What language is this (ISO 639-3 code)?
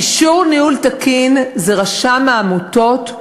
heb